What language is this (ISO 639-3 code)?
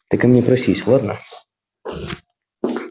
rus